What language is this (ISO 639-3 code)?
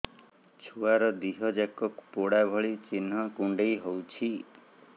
ori